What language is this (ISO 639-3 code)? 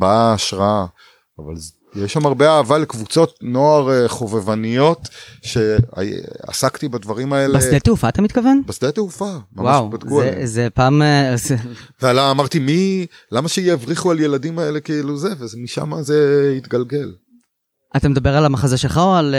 heb